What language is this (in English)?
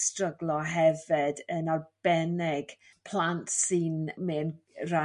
Welsh